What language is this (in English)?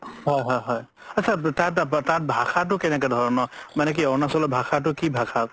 Assamese